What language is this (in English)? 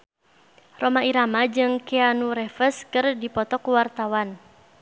Sundanese